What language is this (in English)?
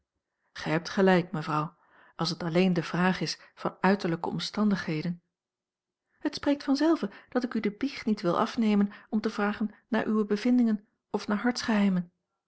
Dutch